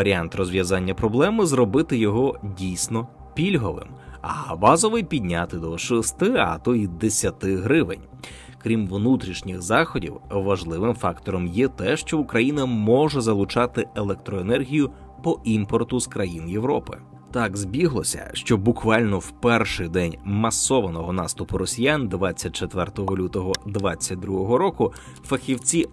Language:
Ukrainian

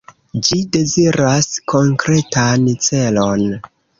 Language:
Esperanto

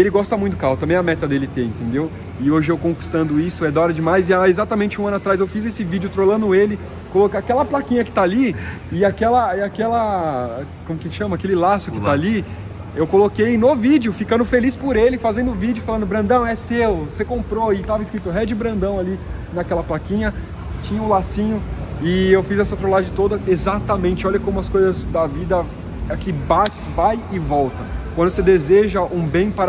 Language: Portuguese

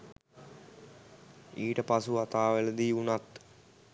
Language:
Sinhala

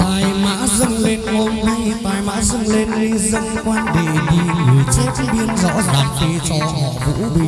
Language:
Vietnamese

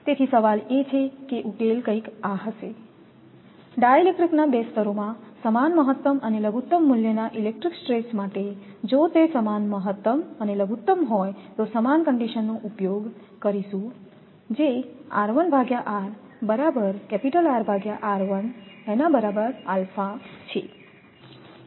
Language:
Gujarati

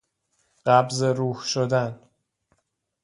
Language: Persian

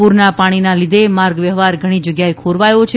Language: Gujarati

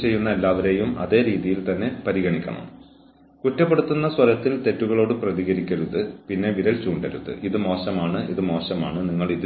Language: Malayalam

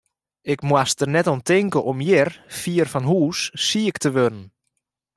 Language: Western Frisian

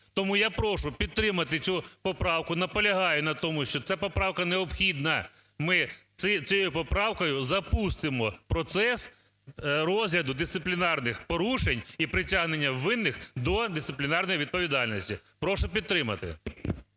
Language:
Ukrainian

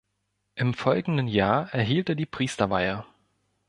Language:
German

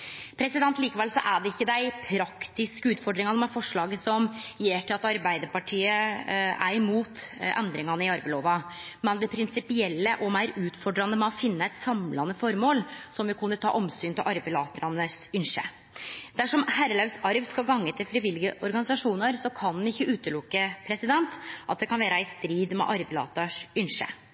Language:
Norwegian Nynorsk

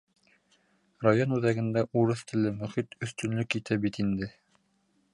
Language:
Bashkir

